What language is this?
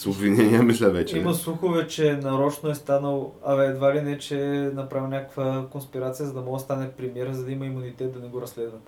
Bulgarian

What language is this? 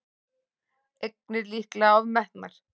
Icelandic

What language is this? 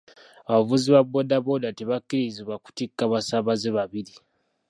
Ganda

